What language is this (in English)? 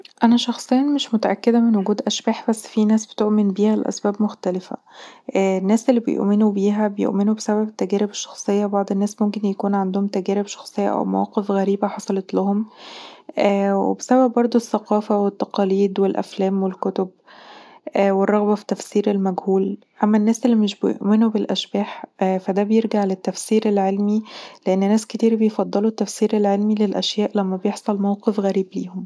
Egyptian Arabic